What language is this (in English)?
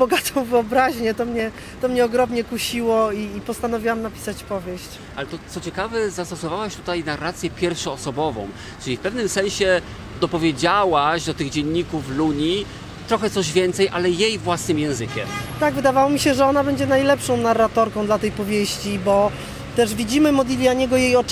Polish